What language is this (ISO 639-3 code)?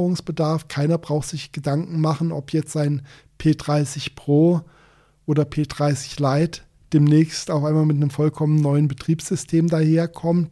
deu